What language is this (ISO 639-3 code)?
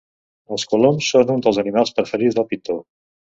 cat